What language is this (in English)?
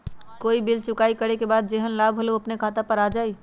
Magahi